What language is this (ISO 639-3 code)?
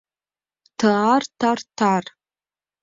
chm